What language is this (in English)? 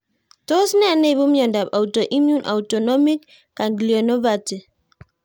Kalenjin